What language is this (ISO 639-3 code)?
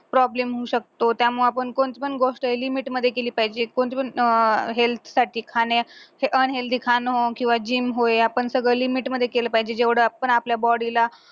mar